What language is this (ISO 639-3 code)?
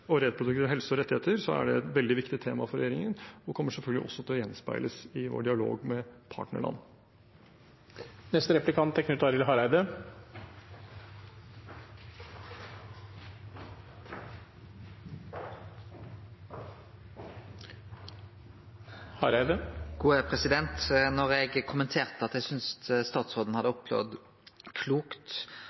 nor